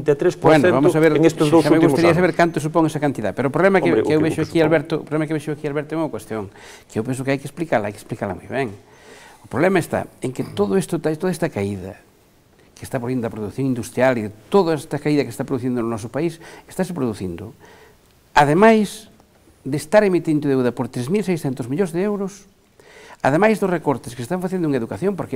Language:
Spanish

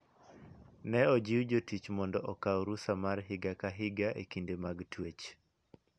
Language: Luo (Kenya and Tanzania)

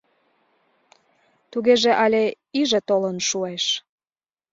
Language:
Mari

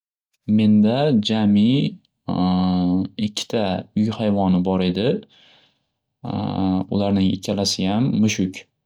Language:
Uzbek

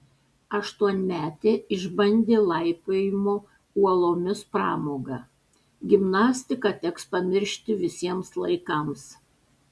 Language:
Lithuanian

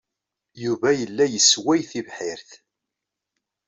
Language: Kabyle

